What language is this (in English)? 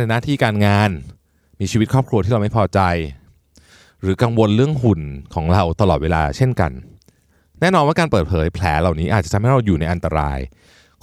Thai